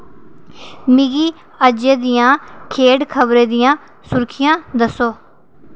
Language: Dogri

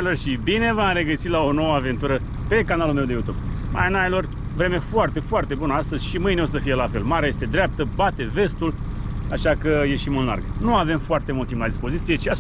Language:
Romanian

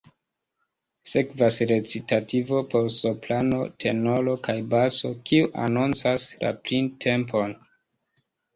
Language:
Esperanto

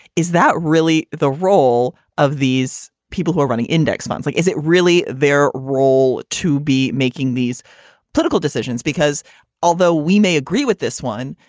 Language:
English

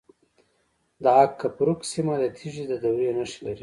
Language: Pashto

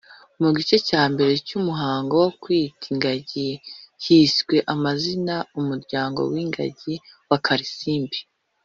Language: Kinyarwanda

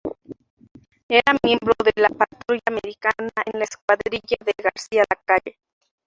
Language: Spanish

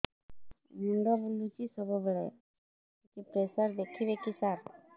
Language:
Odia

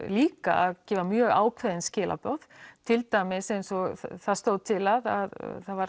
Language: Icelandic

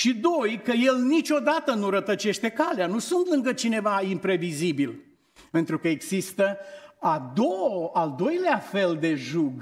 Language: Romanian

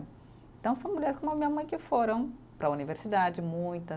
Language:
Portuguese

